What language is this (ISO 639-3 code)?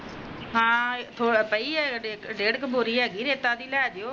pan